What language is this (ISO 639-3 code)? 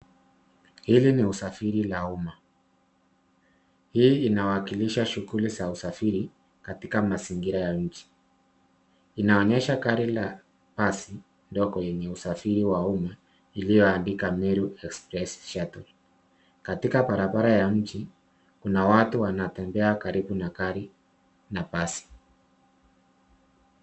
swa